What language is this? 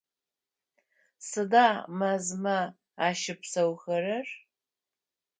Adyghe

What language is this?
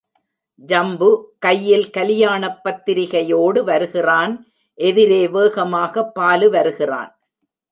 Tamil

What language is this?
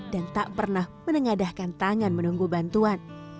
Indonesian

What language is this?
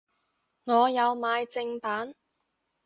Cantonese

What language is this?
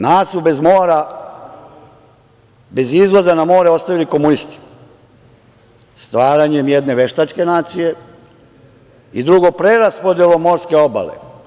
Serbian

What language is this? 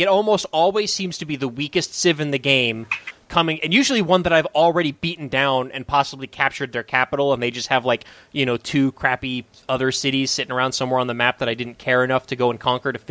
English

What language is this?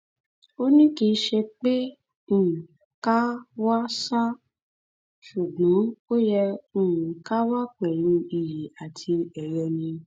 Yoruba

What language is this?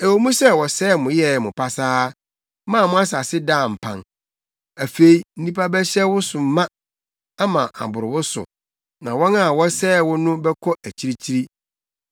Akan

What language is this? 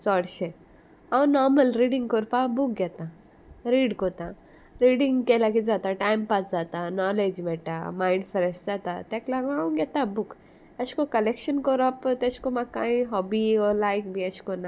Konkani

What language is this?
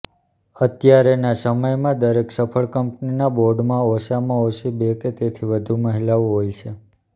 Gujarati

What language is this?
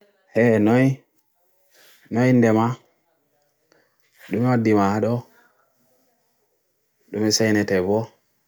Bagirmi Fulfulde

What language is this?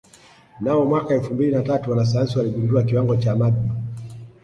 Swahili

